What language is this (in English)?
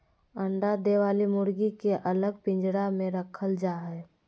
Magahi